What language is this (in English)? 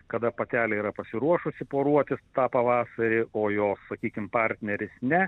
Lithuanian